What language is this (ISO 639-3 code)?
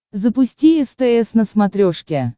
rus